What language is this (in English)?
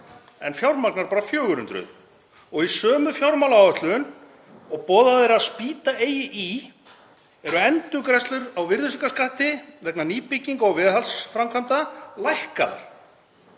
Icelandic